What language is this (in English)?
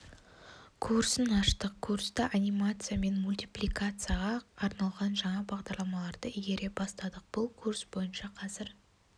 Kazakh